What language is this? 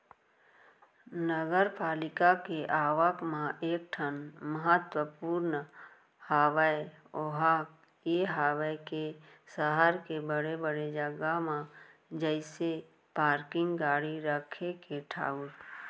Chhattisgarhi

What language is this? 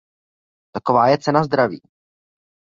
Czech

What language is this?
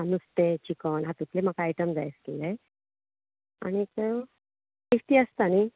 Konkani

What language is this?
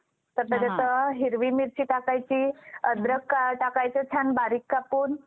Marathi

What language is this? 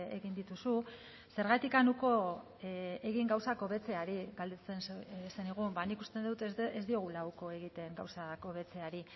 Basque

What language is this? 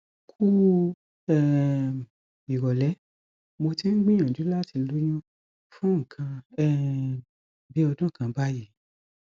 Yoruba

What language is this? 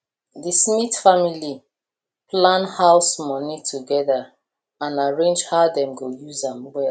Nigerian Pidgin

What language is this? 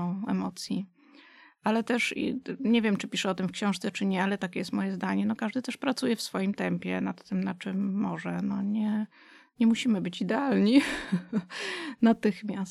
Polish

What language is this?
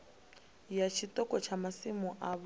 Venda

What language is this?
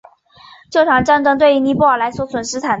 Chinese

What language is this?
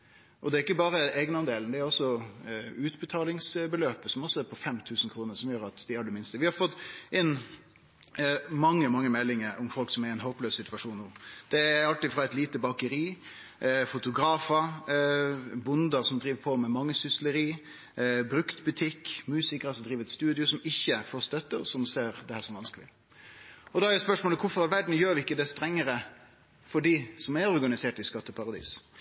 Norwegian Nynorsk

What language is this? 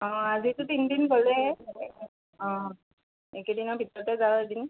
Assamese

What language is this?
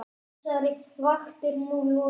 Icelandic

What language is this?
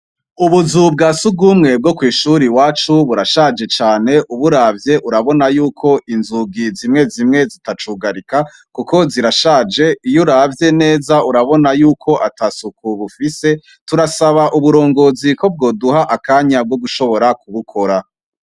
Rundi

